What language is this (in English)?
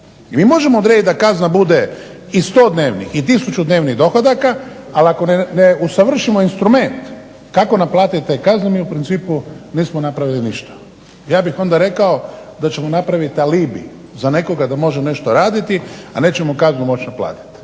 Croatian